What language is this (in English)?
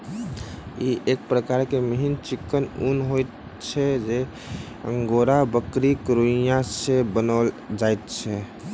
Maithili